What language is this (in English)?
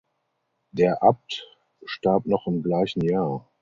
German